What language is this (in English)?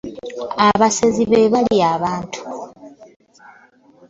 Ganda